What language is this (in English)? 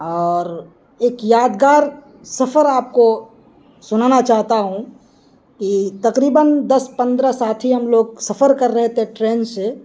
Urdu